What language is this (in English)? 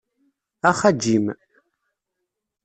Kabyle